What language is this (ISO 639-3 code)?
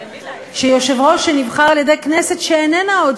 heb